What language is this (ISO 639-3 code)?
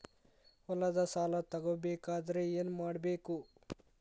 kan